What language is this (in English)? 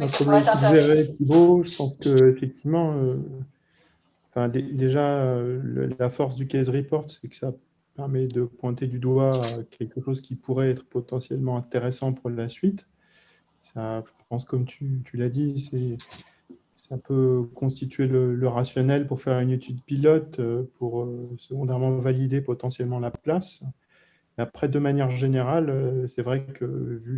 French